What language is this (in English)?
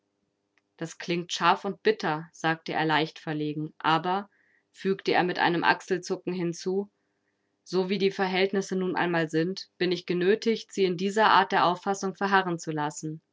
German